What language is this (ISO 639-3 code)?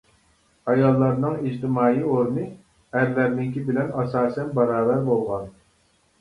uig